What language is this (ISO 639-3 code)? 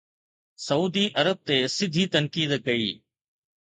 snd